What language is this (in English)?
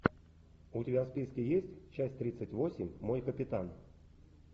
Russian